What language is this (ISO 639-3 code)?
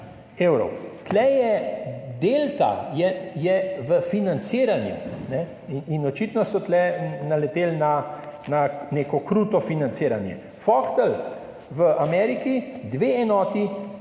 slv